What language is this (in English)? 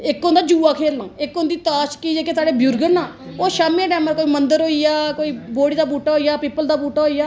Dogri